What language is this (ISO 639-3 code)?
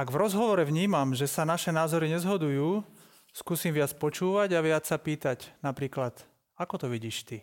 slk